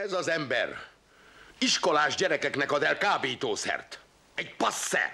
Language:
Hungarian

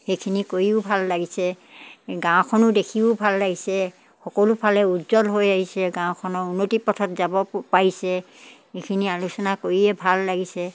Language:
Assamese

